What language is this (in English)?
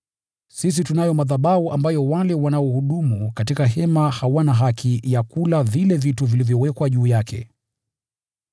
Swahili